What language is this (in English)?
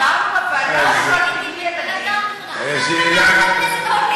Hebrew